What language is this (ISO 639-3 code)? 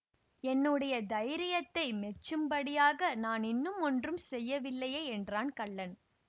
tam